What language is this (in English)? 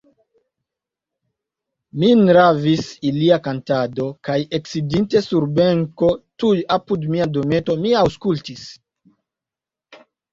Esperanto